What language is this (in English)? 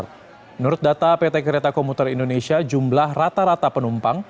Indonesian